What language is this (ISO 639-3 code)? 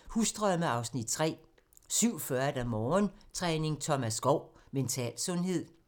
dan